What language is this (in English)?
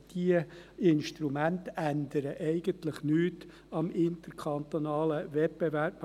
Swiss German